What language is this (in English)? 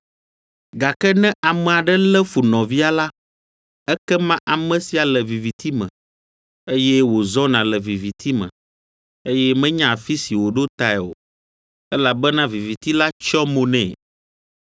Ewe